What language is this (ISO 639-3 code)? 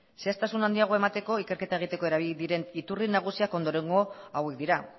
eus